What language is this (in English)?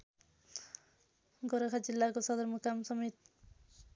Nepali